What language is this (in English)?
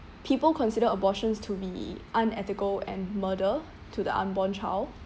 English